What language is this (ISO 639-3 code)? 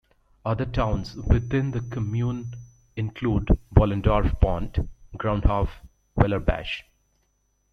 eng